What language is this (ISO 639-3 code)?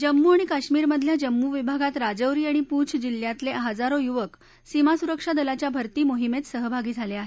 mar